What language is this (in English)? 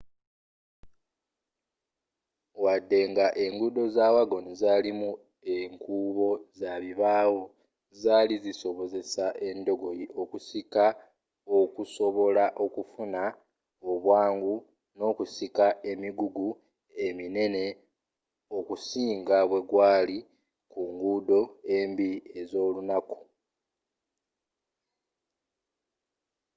Ganda